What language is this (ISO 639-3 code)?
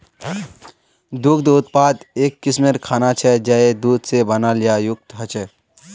mag